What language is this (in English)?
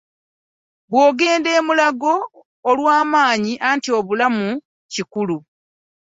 Ganda